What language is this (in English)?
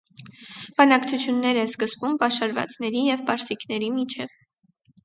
Armenian